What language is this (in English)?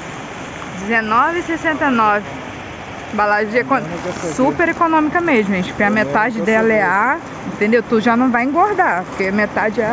Portuguese